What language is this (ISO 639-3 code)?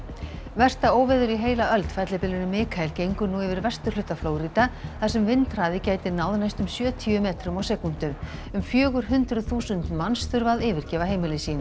isl